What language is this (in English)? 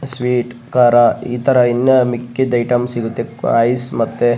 Kannada